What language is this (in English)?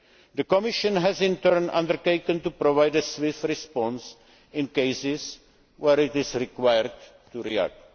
English